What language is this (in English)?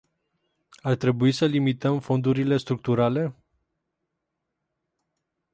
Romanian